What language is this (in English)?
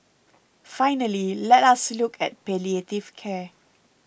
English